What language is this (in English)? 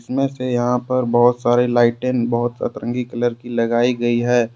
Hindi